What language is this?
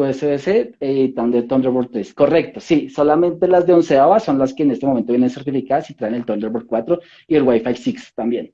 Spanish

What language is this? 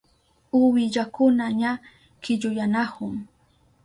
Southern Pastaza Quechua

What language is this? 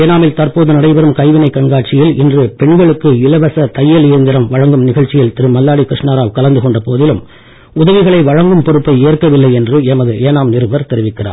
Tamil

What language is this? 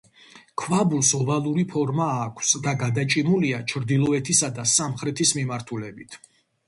Georgian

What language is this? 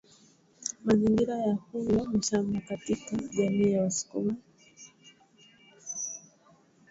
Swahili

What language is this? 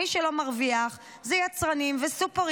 Hebrew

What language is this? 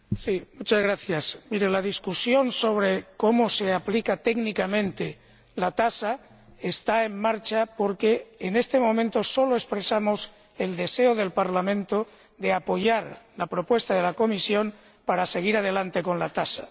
Spanish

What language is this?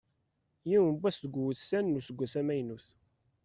Kabyle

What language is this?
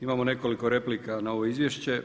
Croatian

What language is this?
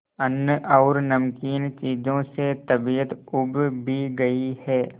Hindi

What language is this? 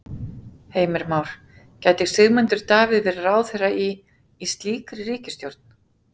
Icelandic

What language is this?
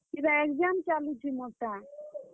Odia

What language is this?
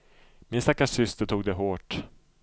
Swedish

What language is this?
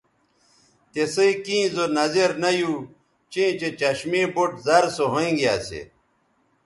Bateri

